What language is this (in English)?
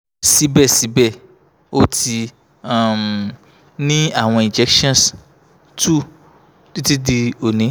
Yoruba